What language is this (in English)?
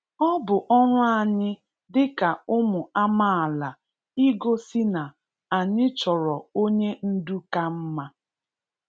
Igbo